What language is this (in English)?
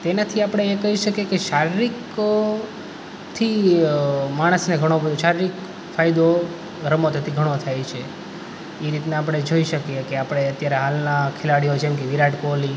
Gujarati